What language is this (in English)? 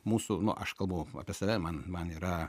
Lithuanian